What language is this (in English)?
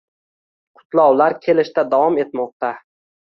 Uzbek